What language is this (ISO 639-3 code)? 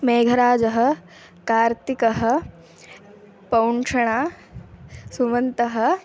san